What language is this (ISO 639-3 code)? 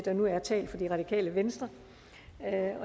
dan